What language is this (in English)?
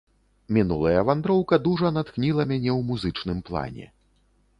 Belarusian